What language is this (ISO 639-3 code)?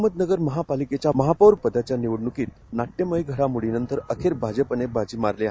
mar